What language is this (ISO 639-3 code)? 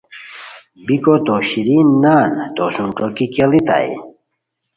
khw